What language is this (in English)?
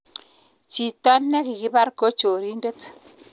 Kalenjin